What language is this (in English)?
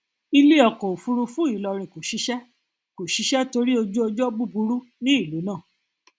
Yoruba